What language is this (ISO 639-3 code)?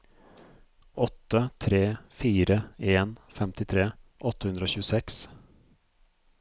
nor